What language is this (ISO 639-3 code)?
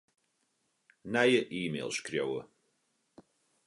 fry